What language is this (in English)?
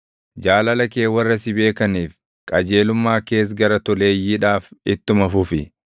Oromo